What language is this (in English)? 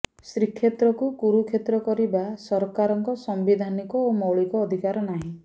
Odia